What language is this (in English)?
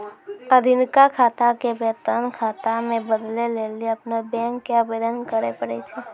Maithili